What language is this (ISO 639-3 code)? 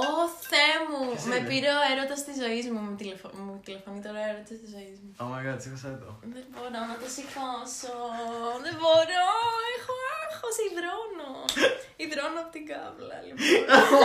ell